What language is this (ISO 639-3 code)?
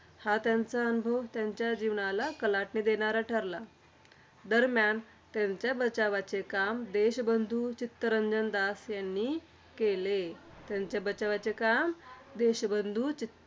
mar